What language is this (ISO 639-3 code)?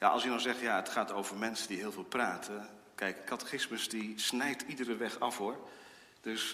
nld